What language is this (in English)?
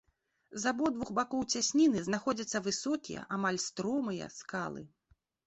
Belarusian